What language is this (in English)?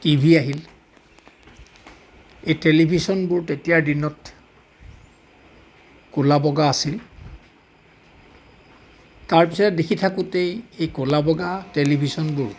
Assamese